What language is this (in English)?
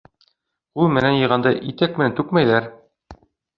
Bashkir